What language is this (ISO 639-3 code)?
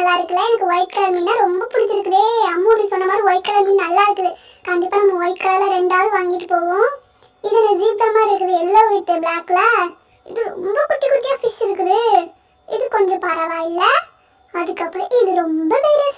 tur